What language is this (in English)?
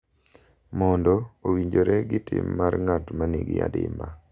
Luo (Kenya and Tanzania)